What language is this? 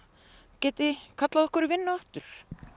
Icelandic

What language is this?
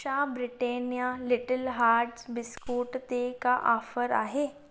Sindhi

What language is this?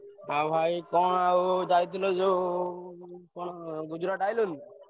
Odia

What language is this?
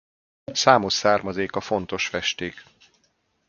Hungarian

